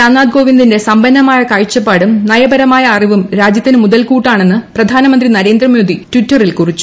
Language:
Malayalam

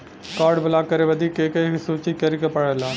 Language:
Bhojpuri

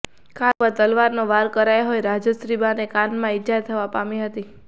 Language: Gujarati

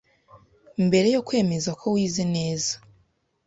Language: Kinyarwanda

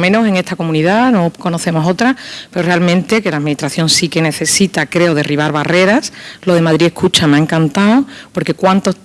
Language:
Spanish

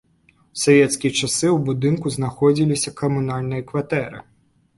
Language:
Belarusian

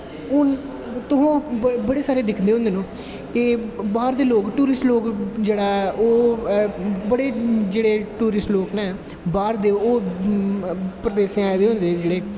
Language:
Dogri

